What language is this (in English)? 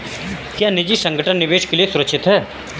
Hindi